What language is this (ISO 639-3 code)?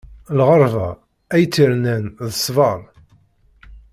kab